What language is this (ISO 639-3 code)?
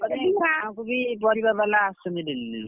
ori